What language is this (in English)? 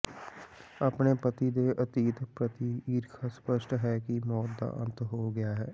Punjabi